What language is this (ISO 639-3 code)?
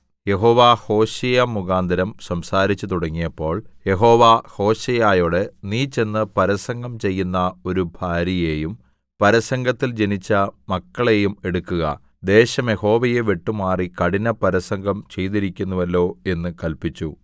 mal